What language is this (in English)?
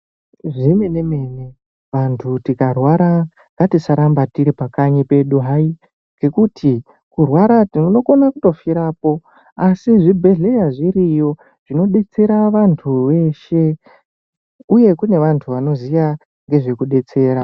Ndau